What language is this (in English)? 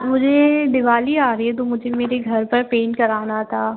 Hindi